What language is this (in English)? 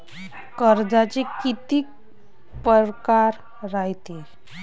Marathi